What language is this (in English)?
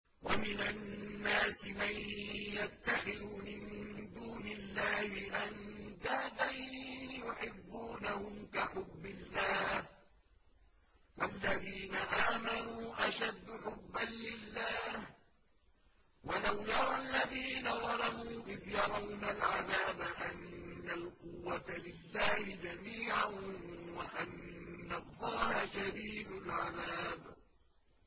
Arabic